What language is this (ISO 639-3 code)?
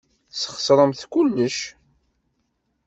kab